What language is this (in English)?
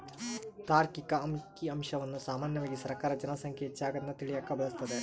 Kannada